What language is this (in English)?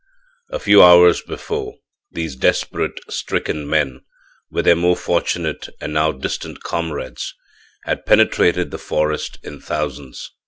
English